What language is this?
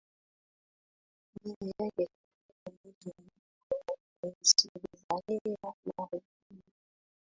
Swahili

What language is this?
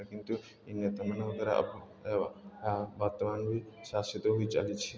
Odia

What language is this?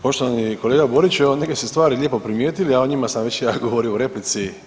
Croatian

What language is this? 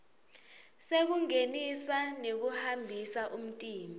Swati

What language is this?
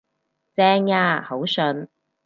Cantonese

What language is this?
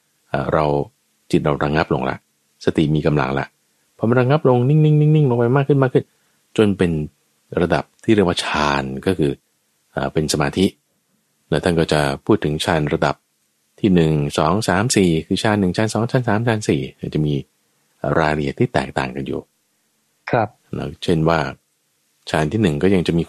Thai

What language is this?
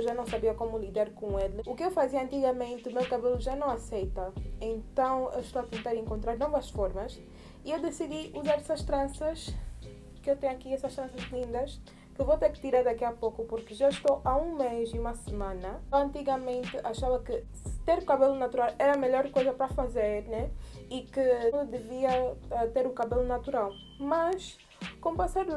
Portuguese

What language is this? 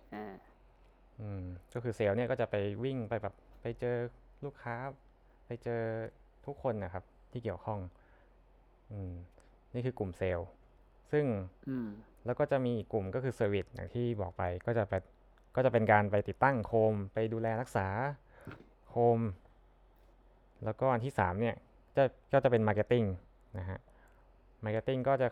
Thai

